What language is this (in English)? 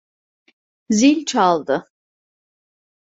Turkish